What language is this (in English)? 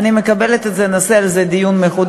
Hebrew